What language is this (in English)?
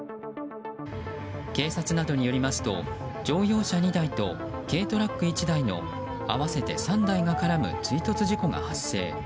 Japanese